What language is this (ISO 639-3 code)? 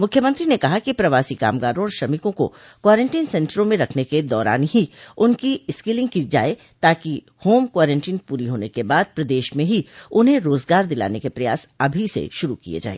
hin